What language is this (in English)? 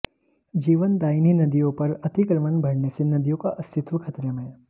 Hindi